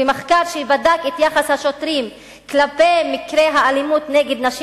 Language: Hebrew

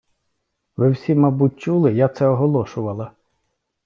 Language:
Ukrainian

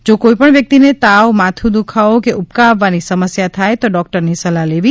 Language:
Gujarati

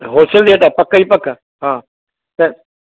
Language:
Sindhi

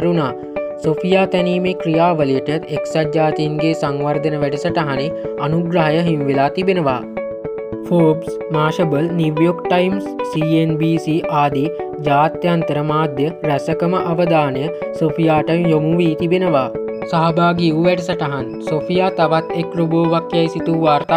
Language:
Hindi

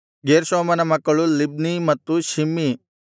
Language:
Kannada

